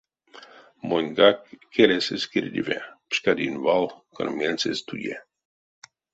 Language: Erzya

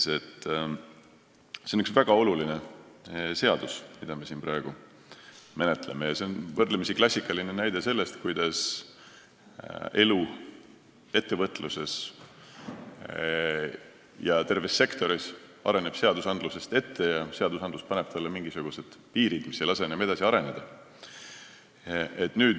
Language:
Estonian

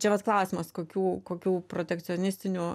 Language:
Lithuanian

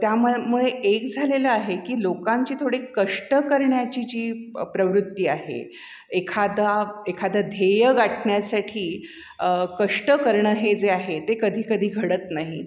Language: Marathi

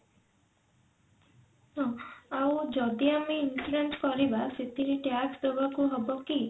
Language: Odia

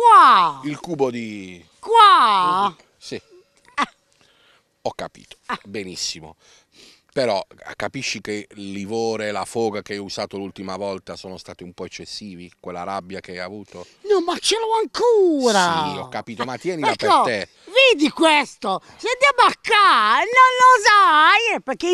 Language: Italian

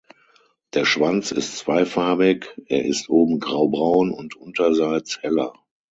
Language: German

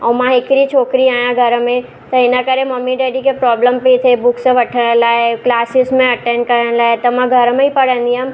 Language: Sindhi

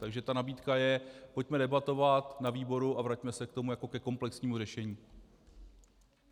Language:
Czech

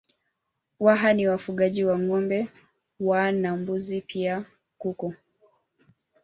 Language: Swahili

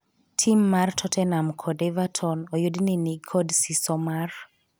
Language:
Luo (Kenya and Tanzania)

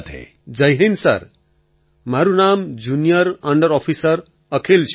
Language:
Gujarati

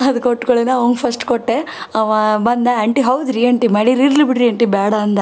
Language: Kannada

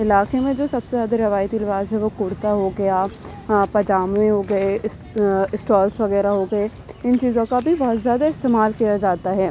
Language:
Urdu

